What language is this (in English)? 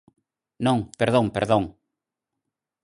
Galician